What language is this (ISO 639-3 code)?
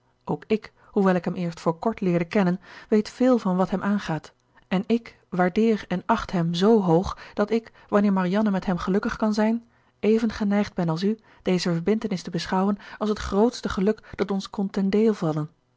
nld